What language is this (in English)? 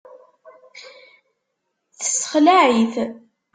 Kabyle